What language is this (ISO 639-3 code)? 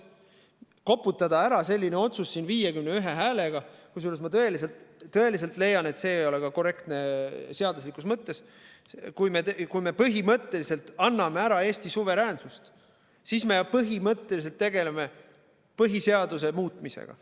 est